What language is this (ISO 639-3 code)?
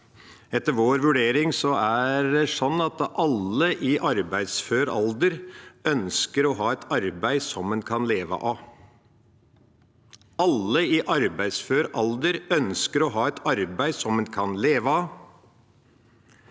nor